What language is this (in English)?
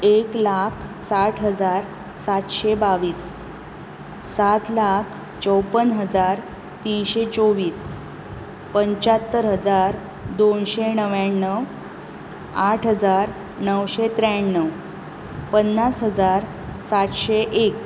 Konkani